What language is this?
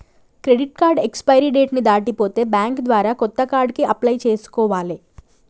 Telugu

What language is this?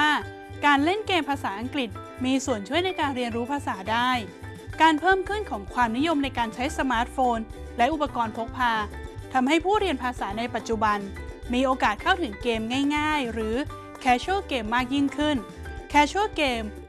Thai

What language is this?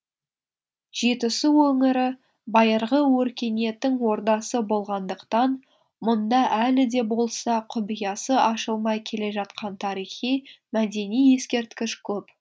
Kazakh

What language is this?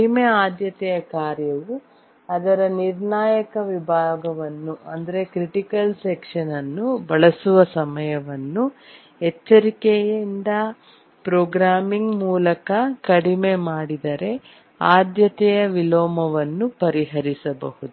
Kannada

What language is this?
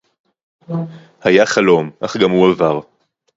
Hebrew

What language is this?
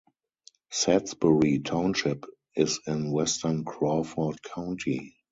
English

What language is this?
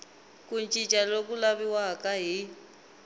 Tsonga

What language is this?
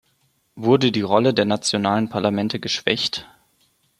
German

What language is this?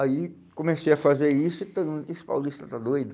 Portuguese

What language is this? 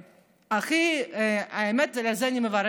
Hebrew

